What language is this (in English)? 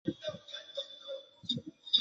Chinese